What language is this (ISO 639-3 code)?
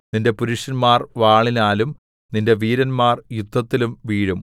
mal